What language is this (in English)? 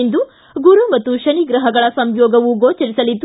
Kannada